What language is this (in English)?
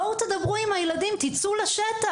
Hebrew